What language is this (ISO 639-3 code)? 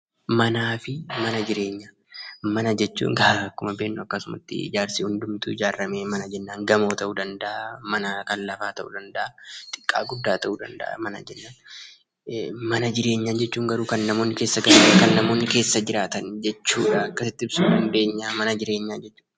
orm